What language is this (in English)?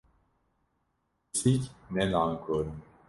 Kurdish